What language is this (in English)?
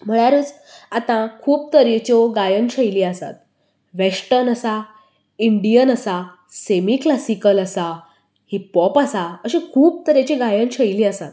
Konkani